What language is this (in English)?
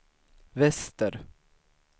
Swedish